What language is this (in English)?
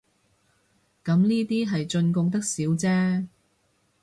Cantonese